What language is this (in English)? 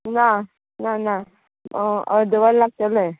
Konkani